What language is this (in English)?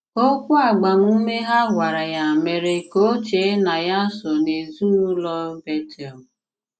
Igbo